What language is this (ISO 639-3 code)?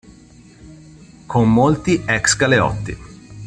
ita